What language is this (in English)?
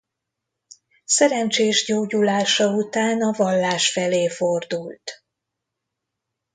Hungarian